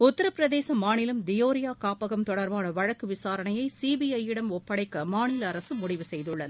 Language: Tamil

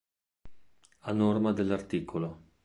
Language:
Italian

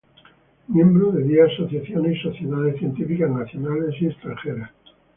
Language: Spanish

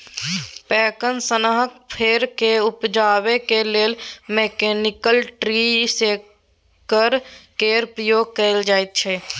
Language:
Maithili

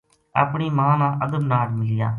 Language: Gujari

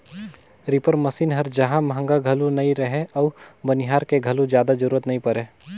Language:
Chhattisgarhi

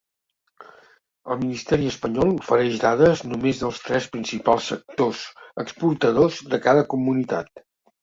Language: Catalan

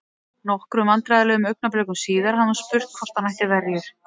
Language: Icelandic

